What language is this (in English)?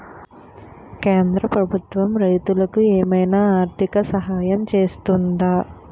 Telugu